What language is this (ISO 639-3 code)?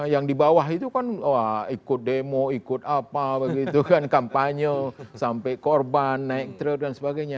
ind